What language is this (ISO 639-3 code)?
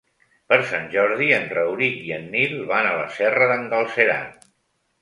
cat